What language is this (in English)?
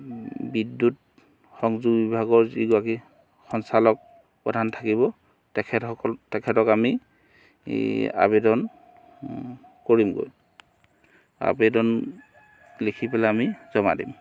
Assamese